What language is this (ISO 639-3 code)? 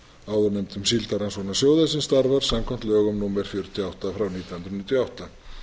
isl